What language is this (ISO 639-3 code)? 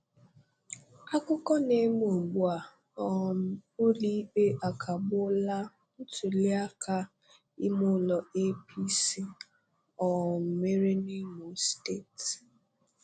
ibo